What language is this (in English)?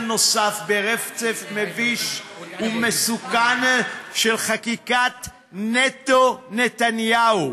Hebrew